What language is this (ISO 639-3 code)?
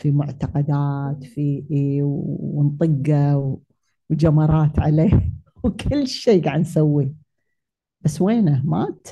ara